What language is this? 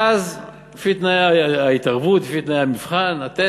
Hebrew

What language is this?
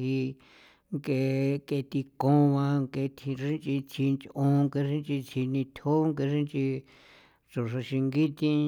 San Felipe Otlaltepec Popoloca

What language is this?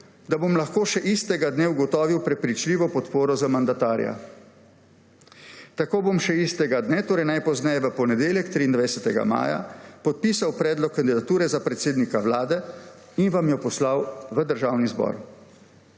Slovenian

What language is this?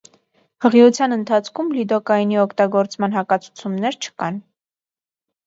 Armenian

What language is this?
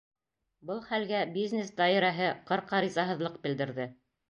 Bashkir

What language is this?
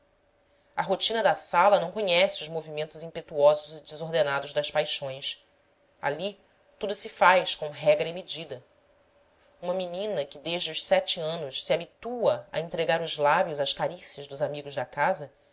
Portuguese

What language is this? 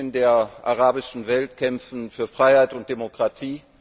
German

